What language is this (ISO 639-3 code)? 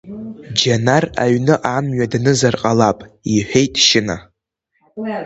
abk